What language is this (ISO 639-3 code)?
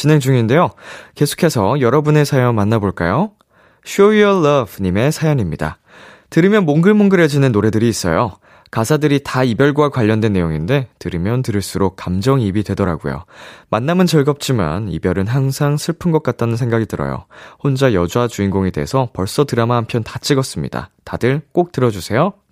kor